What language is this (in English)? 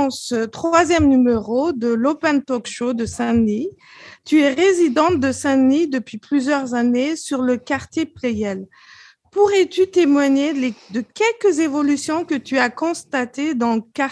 French